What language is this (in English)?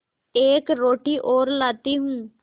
Hindi